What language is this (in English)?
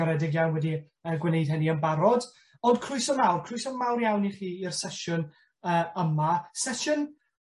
Welsh